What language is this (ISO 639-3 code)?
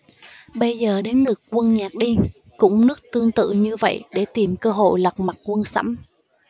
vie